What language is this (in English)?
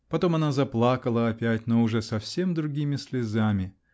Russian